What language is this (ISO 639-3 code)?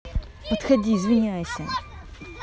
rus